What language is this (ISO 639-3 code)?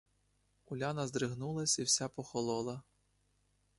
ukr